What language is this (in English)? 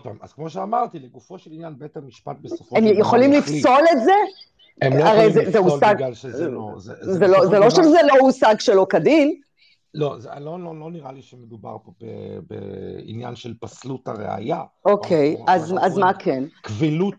Hebrew